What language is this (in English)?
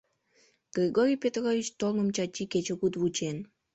Mari